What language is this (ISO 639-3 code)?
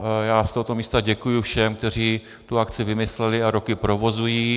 ces